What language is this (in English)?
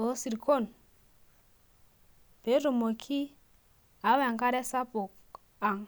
Masai